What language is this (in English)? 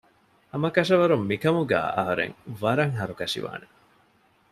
Divehi